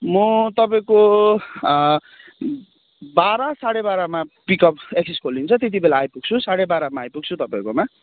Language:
Nepali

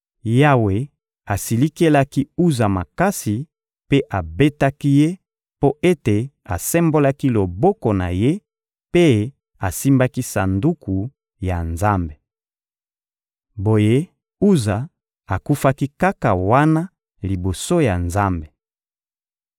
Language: Lingala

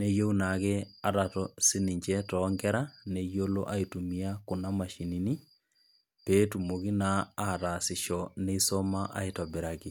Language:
Masai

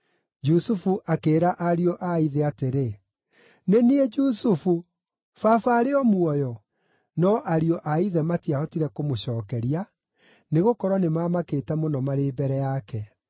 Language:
Kikuyu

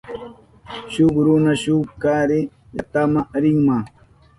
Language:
Southern Pastaza Quechua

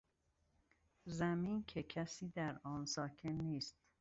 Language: Persian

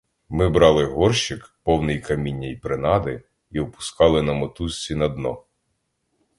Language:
Ukrainian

